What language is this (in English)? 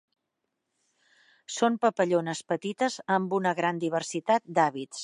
Catalan